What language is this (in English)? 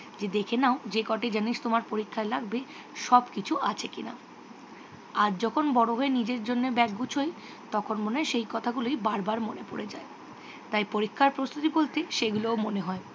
Bangla